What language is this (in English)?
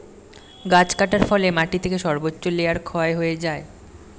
Bangla